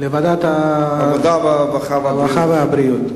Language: Hebrew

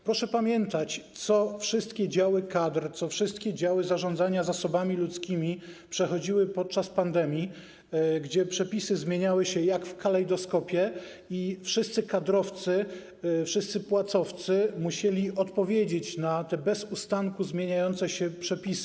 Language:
Polish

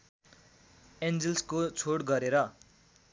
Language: Nepali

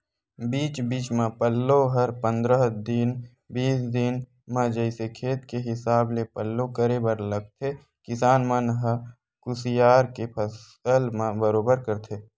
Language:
Chhattisgarhi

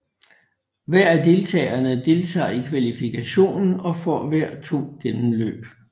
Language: Danish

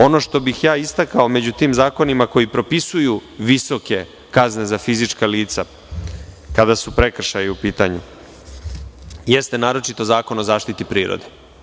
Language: Serbian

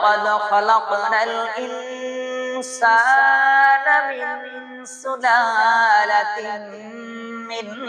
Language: Bangla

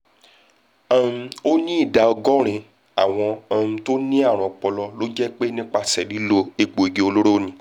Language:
Yoruba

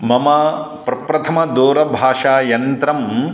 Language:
Sanskrit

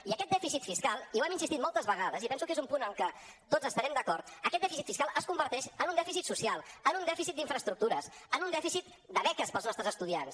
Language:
Catalan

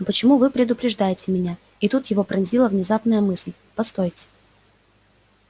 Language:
Russian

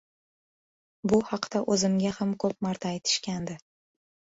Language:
Uzbek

